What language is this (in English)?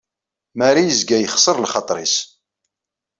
Kabyle